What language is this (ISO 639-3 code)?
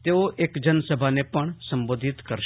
guj